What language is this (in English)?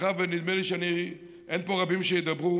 Hebrew